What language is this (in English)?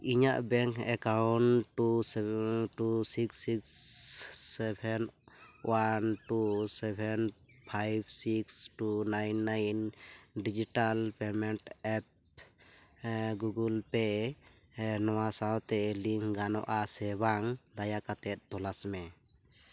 Santali